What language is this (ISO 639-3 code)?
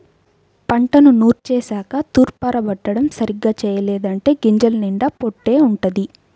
tel